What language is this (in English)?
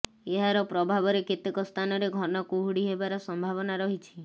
Odia